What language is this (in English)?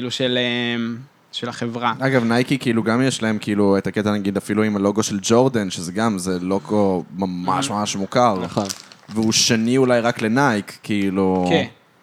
Hebrew